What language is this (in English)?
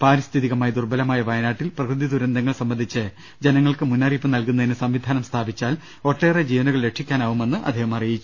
Malayalam